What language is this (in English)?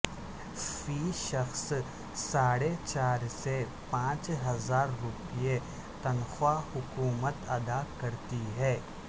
Urdu